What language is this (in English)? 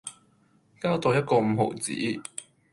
Cantonese